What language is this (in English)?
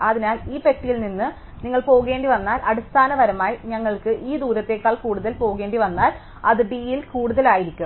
Malayalam